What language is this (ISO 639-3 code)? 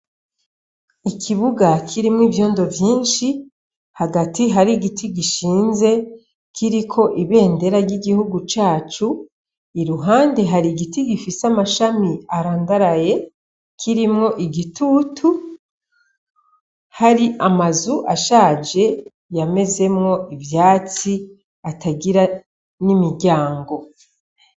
run